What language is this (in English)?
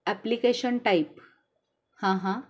Marathi